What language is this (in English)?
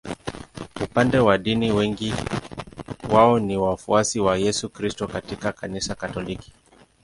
Swahili